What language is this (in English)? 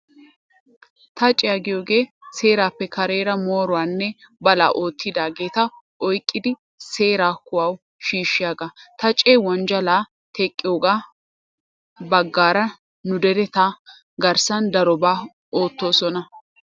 Wolaytta